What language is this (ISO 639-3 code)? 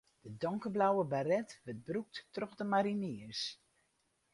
fry